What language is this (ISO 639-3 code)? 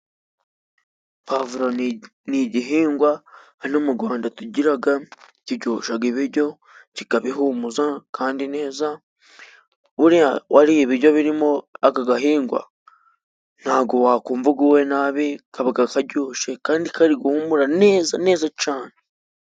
kin